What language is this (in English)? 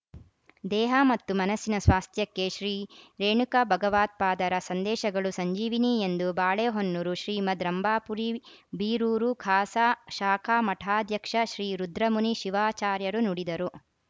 Kannada